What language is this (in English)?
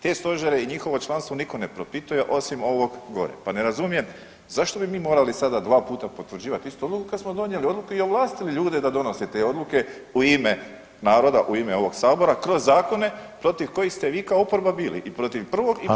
Croatian